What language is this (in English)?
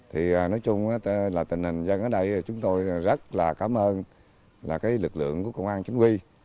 Vietnamese